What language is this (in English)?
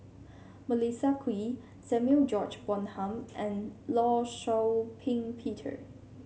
English